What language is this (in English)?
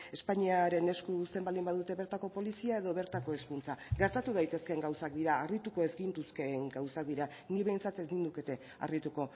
Basque